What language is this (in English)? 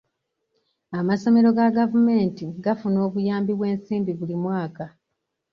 Ganda